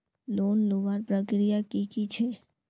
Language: Magahi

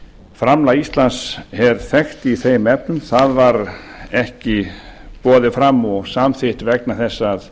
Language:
Icelandic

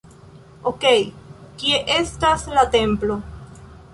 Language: Esperanto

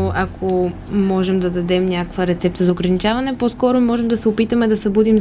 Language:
Bulgarian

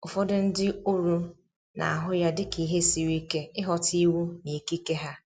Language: Igbo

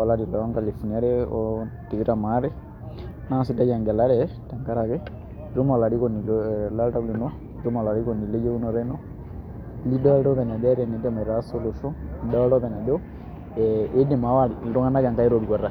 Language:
Masai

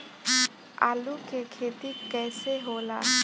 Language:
Bhojpuri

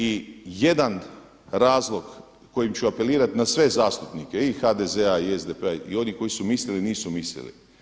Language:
Croatian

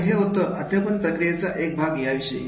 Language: Marathi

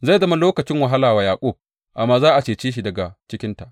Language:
Hausa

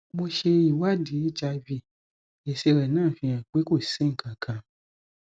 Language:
Yoruba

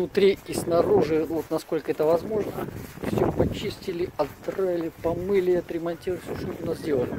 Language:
Russian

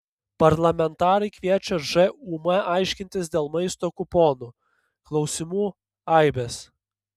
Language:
Lithuanian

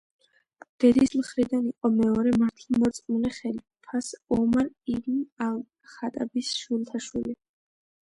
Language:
Georgian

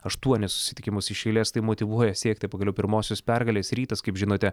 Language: Lithuanian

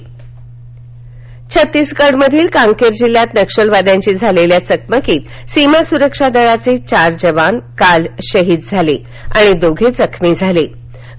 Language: Marathi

